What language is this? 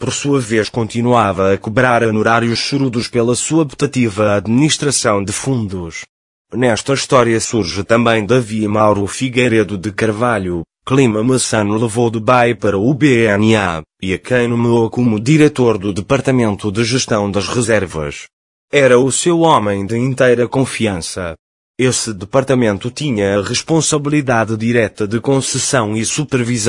Portuguese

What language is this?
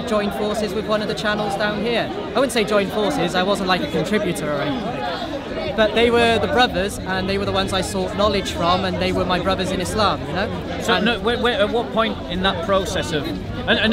English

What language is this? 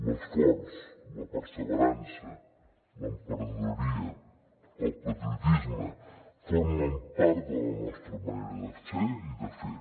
Catalan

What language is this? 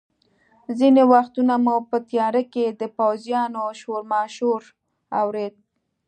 Pashto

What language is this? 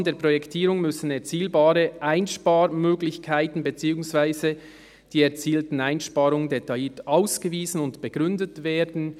Swiss German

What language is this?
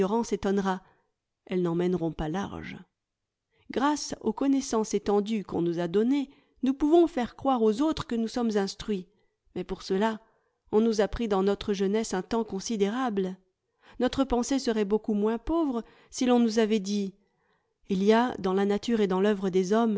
French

